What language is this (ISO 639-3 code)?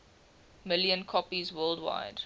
eng